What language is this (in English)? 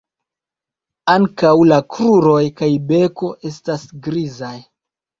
Esperanto